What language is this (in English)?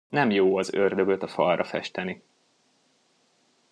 Hungarian